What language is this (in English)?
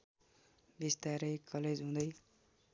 Nepali